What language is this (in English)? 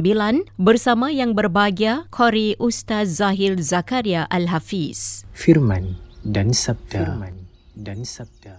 Malay